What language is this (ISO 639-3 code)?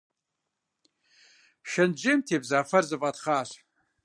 kbd